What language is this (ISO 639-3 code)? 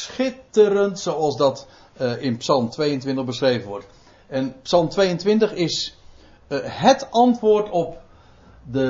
nld